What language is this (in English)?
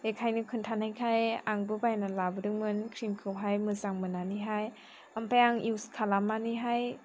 Bodo